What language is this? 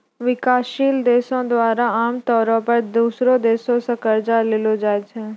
Maithili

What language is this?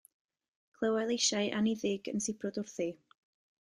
Welsh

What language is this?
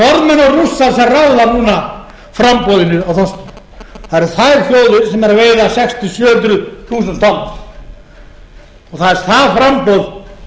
Icelandic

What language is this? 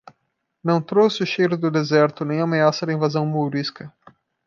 Portuguese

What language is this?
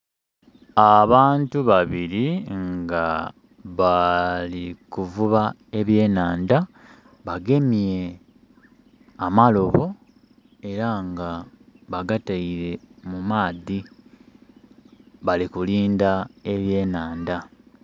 Soga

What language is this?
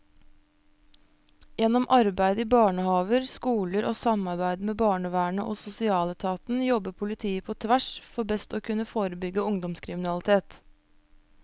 Norwegian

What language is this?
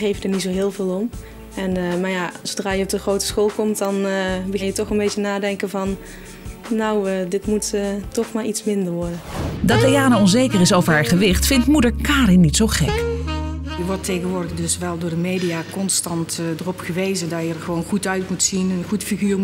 Dutch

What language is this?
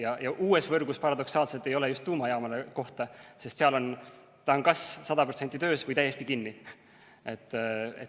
Estonian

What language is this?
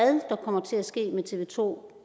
Danish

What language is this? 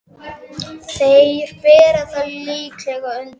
Icelandic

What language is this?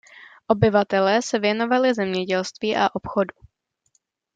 Czech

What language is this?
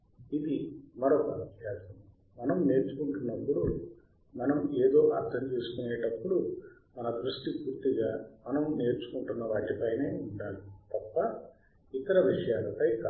Telugu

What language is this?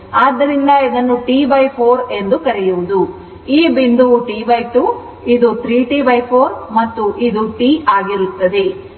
Kannada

